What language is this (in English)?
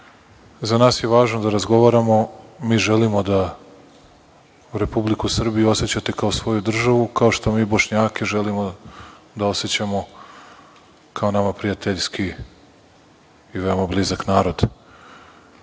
Serbian